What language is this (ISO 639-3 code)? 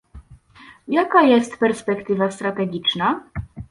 pol